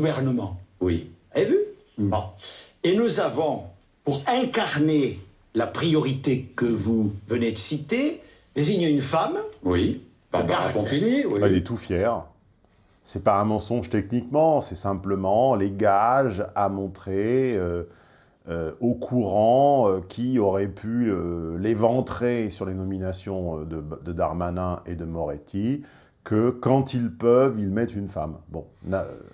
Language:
French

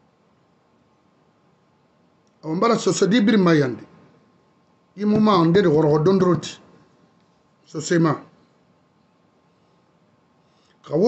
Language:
French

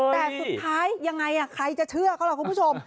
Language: Thai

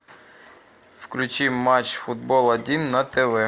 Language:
Russian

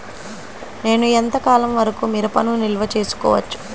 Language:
Telugu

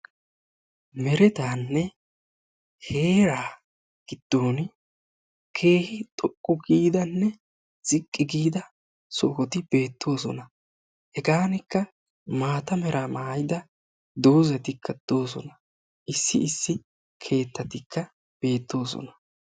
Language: Wolaytta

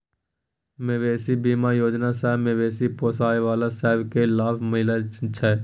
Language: Maithili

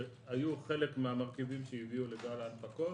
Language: Hebrew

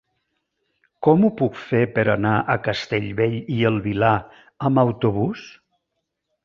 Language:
Catalan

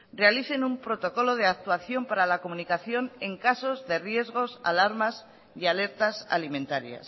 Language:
Spanish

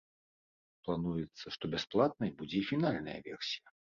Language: Belarusian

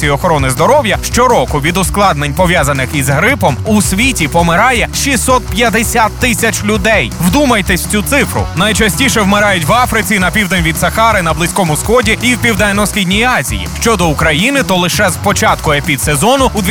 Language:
Ukrainian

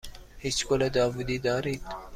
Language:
Persian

